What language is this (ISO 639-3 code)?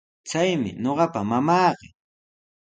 qws